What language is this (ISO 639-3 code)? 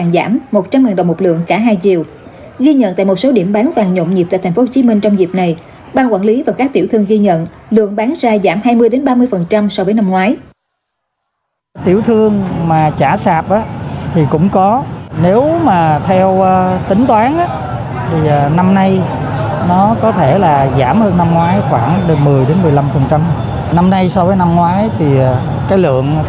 vie